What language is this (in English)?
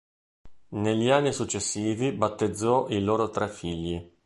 Italian